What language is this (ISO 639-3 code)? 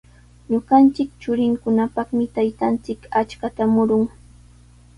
qws